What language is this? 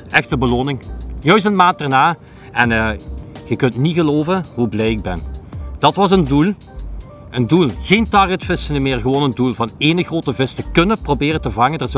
Dutch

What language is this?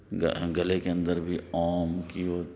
Urdu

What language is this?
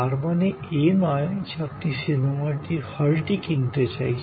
Bangla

